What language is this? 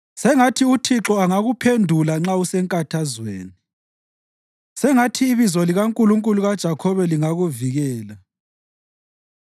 North Ndebele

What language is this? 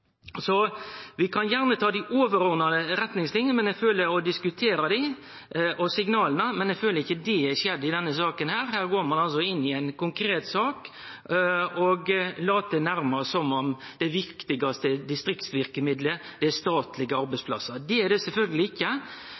Norwegian Nynorsk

